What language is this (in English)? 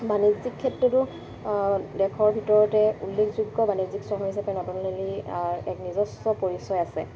Assamese